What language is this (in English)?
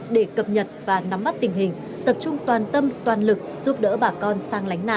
Vietnamese